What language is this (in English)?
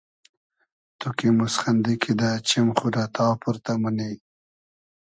Hazaragi